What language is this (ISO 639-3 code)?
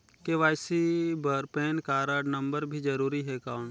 hne